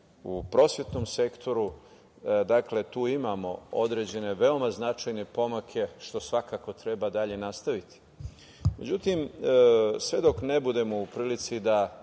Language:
Serbian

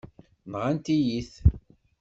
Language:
Kabyle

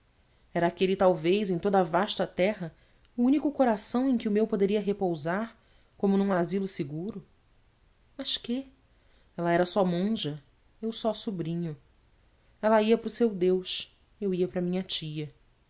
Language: Portuguese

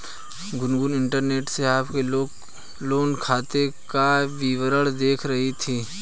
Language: Hindi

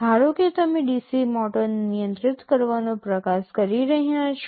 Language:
Gujarati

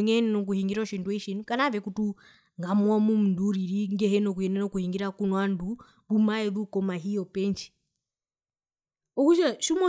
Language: Herero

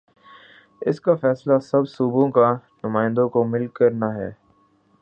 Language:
Urdu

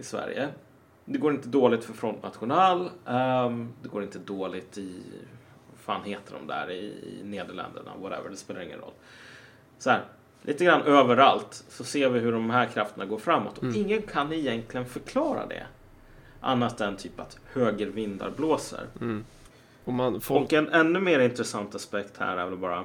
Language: Swedish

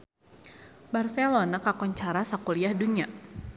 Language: Sundanese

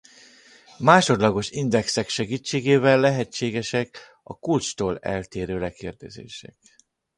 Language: Hungarian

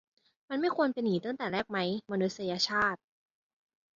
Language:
Thai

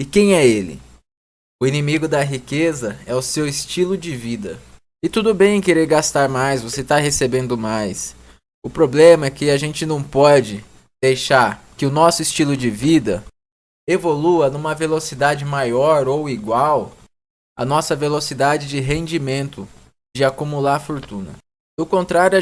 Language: Portuguese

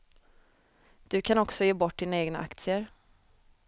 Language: Swedish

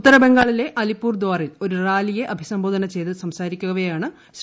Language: Malayalam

